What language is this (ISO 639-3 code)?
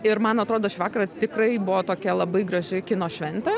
lit